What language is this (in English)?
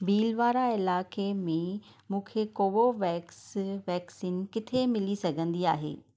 Sindhi